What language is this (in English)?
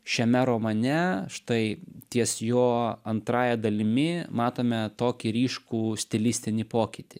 Lithuanian